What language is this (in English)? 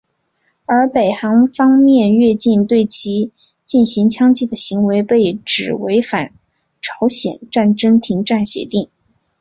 Chinese